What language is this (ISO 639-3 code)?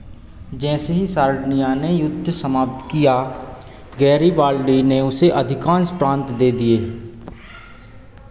hin